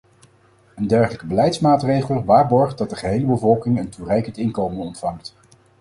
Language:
Dutch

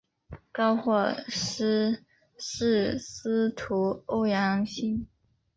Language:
Chinese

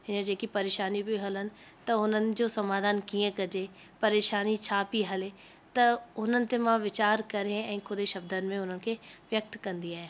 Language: Sindhi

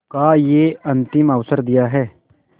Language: Hindi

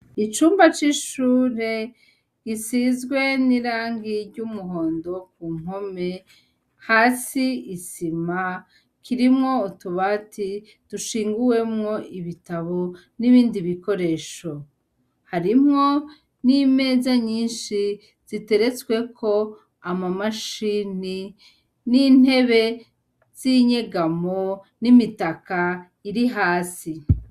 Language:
Rundi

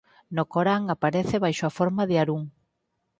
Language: Galician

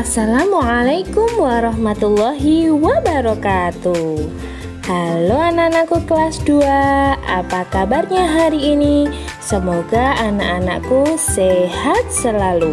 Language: Indonesian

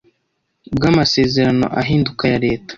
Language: Kinyarwanda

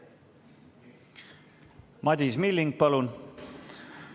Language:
Estonian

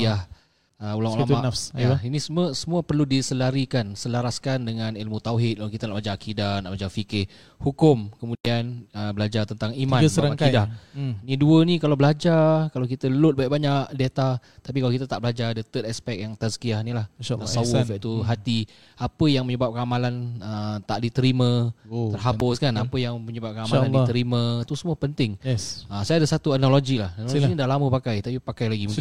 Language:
Malay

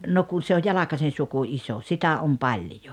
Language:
Finnish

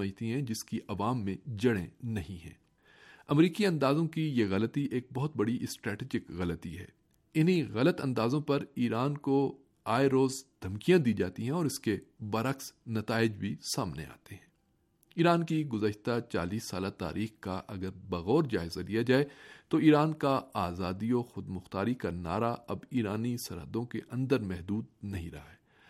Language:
Urdu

